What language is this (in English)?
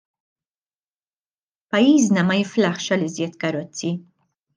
Maltese